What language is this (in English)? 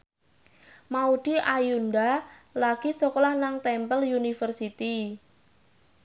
Javanese